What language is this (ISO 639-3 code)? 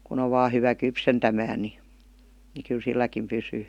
fin